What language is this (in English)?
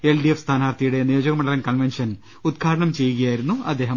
Malayalam